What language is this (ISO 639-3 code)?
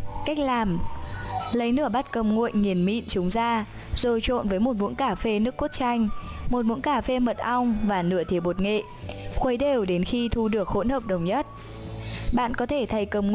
vie